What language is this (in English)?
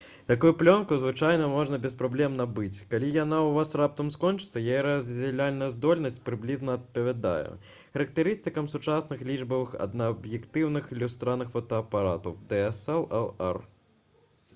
Belarusian